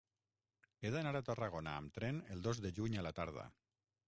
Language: Catalan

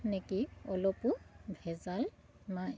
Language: Assamese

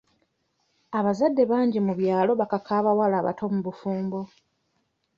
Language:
Ganda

